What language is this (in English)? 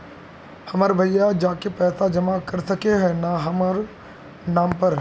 Magahi